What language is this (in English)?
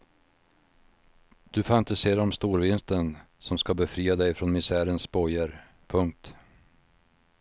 Swedish